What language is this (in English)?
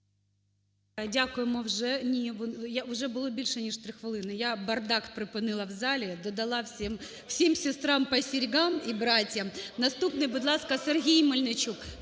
Ukrainian